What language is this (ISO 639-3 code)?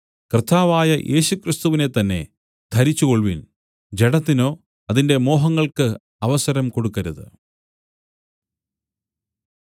mal